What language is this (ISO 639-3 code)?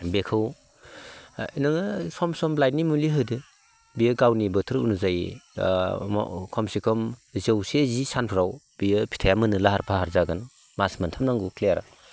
brx